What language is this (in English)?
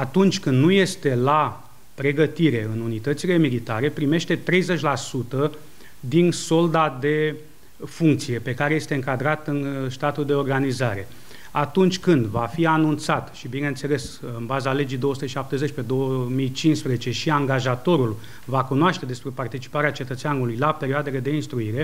Romanian